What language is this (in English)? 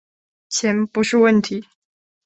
Chinese